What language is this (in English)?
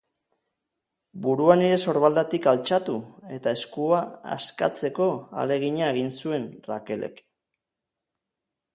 Basque